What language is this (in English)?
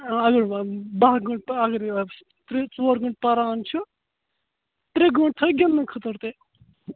Kashmiri